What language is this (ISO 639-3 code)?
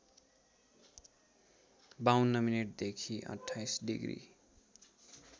nep